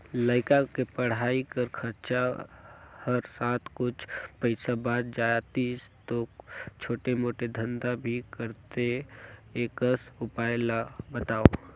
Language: Chhattisgarhi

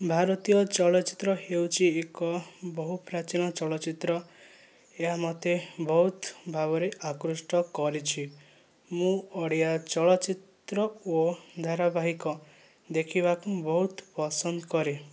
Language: Odia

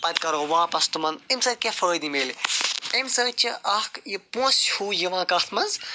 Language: Kashmiri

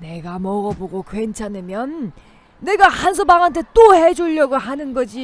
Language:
Korean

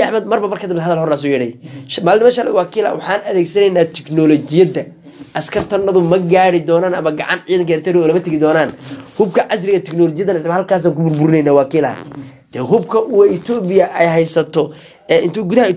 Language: Arabic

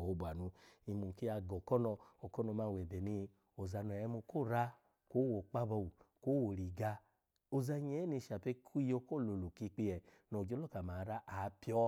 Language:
Alago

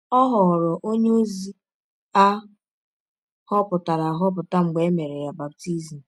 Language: Igbo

